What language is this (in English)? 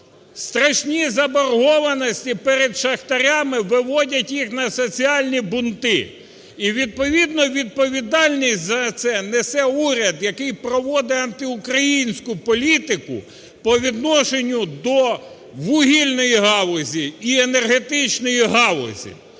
Ukrainian